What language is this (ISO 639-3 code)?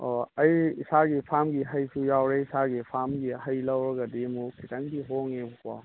mni